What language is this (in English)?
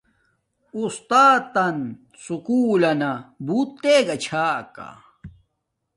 Domaaki